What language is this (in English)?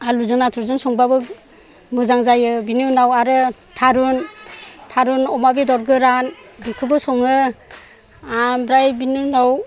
Bodo